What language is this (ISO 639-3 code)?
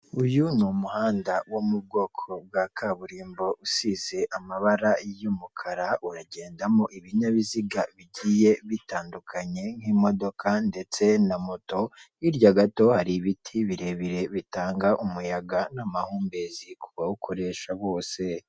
kin